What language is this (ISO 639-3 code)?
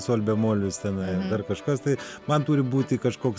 lit